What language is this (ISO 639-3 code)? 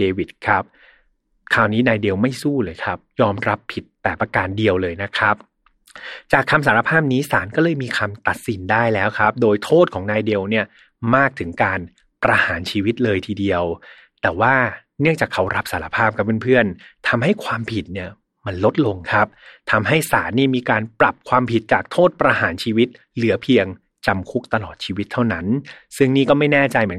tha